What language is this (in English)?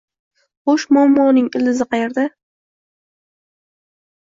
Uzbek